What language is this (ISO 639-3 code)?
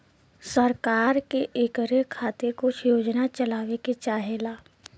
bho